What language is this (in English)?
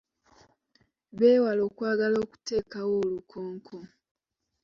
Ganda